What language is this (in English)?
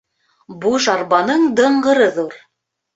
Bashkir